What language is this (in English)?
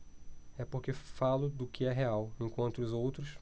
Portuguese